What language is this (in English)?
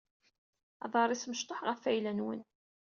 Kabyle